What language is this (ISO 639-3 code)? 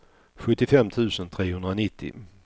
swe